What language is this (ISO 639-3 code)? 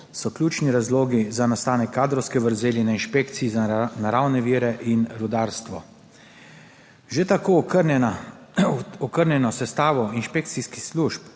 slv